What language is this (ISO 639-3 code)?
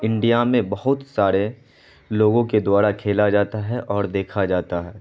urd